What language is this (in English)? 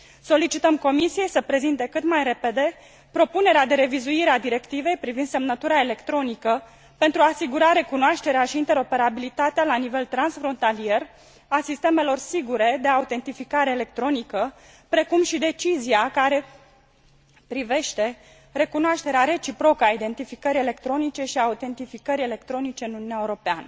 Romanian